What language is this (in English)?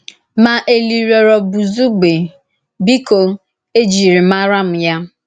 Igbo